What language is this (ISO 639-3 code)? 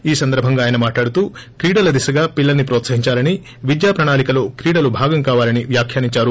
tel